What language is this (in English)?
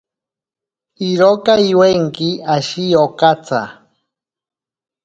Ashéninka Perené